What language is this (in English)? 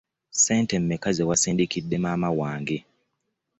Ganda